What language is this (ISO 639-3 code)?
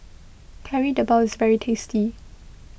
eng